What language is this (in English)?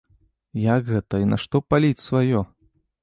Belarusian